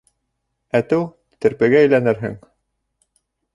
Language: Bashkir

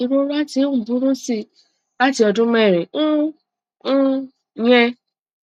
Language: Yoruba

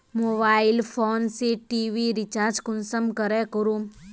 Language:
Magahi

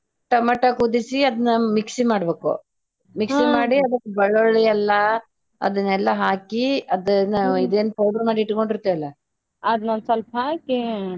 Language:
Kannada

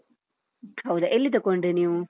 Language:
Kannada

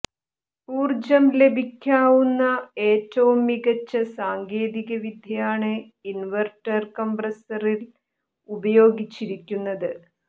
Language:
Malayalam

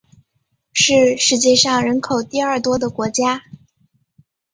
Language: Chinese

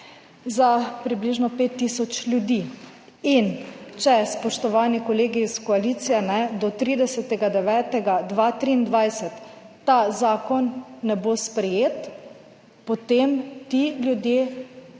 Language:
Slovenian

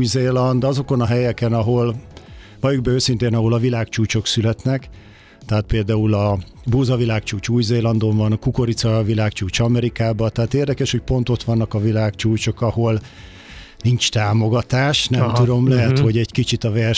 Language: Hungarian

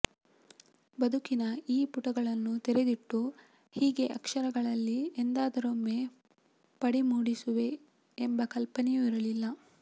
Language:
Kannada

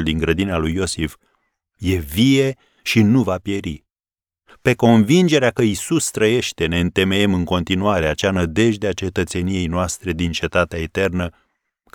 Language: Romanian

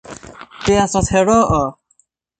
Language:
Esperanto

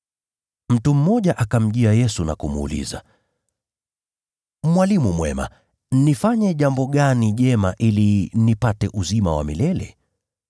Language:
Swahili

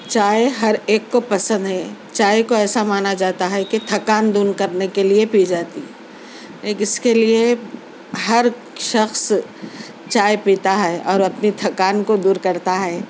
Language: Urdu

